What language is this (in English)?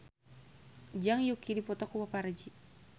Sundanese